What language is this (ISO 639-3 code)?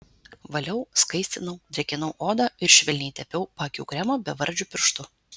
lit